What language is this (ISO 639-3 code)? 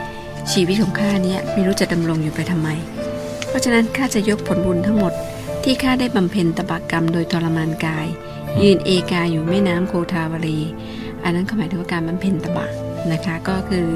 tha